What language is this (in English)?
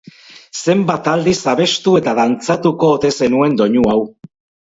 Basque